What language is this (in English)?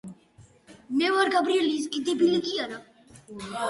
Georgian